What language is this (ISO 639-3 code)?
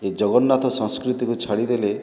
ori